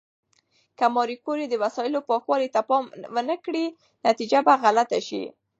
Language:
Pashto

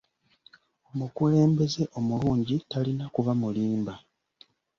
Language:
Ganda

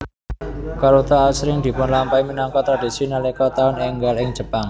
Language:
Javanese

